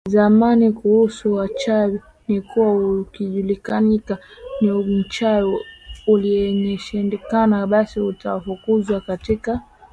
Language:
Swahili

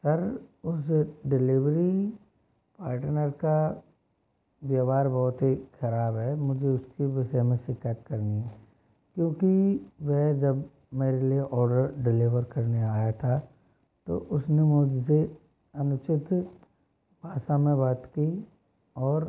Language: Hindi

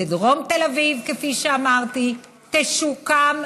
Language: Hebrew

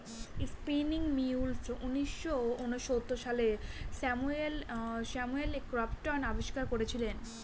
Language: Bangla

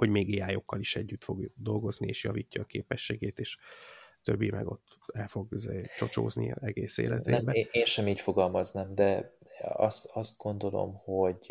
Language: Hungarian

